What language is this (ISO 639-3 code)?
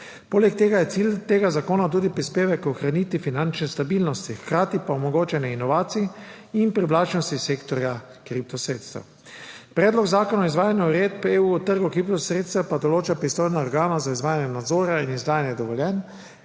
slv